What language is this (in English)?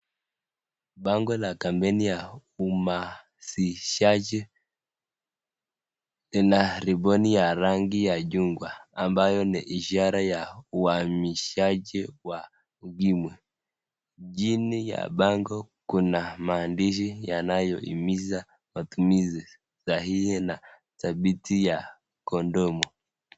Swahili